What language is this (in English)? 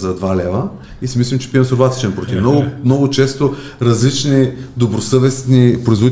Bulgarian